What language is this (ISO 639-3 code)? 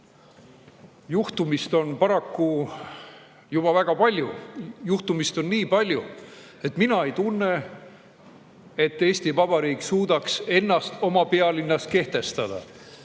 est